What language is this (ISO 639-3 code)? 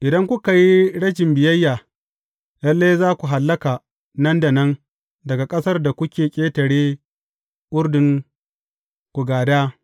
hau